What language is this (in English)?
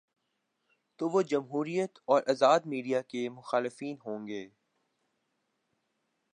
Urdu